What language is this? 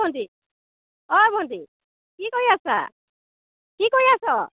Assamese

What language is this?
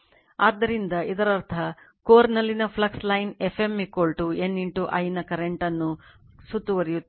Kannada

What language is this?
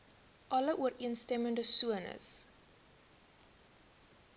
Afrikaans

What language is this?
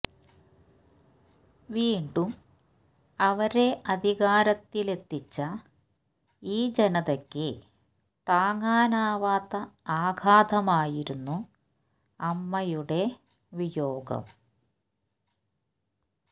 Malayalam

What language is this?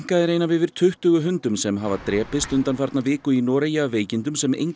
Icelandic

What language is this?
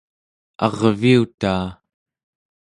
Central Yupik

